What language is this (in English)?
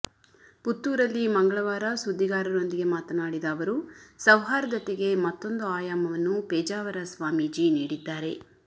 Kannada